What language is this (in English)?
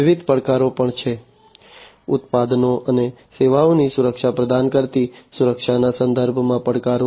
Gujarati